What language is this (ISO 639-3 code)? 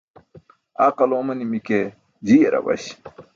bsk